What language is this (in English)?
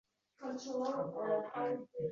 Uzbek